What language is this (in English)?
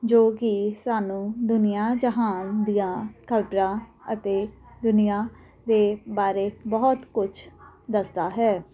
Punjabi